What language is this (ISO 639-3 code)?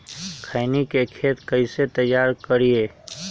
mag